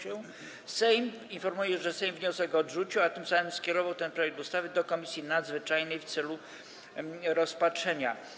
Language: Polish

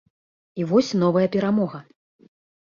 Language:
Belarusian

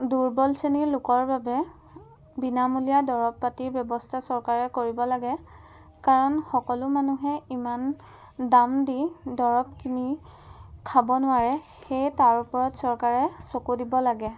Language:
Assamese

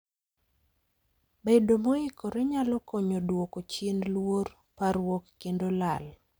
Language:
Luo (Kenya and Tanzania)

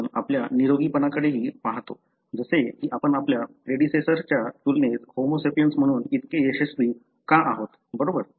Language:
Marathi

